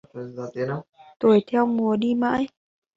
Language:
Vietnamese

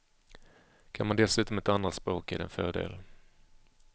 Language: Swedish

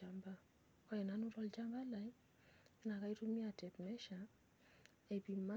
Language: Masai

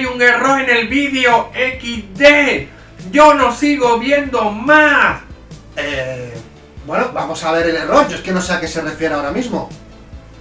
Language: Spanish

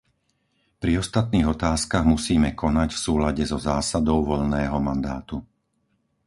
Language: Slovak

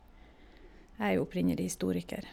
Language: Norwegian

